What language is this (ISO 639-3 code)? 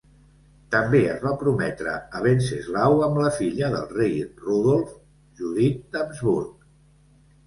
cat